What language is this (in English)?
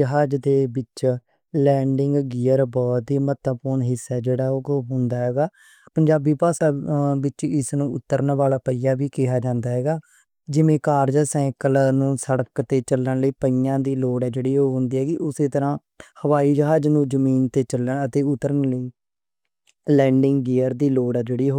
Western Panjabi